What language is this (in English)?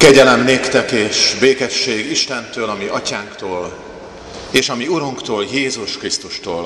Hungarian